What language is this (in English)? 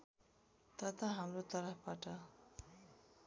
Nepali